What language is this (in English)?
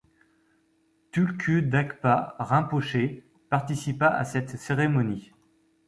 French